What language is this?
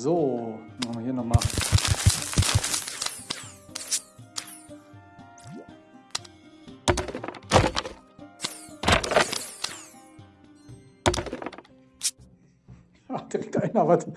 German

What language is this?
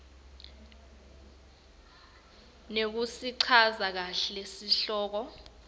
Swati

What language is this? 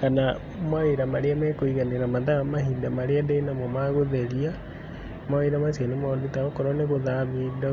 Kikuyu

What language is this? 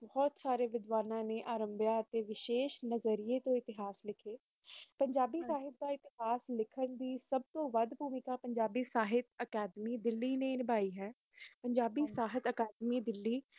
Punjabi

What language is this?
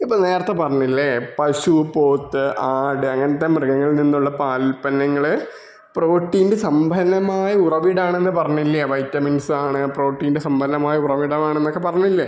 Malayalam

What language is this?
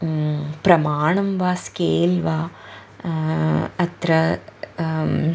Sanskrit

